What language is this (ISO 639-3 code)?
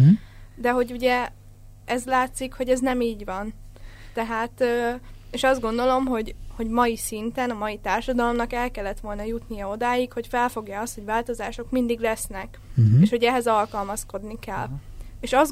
hun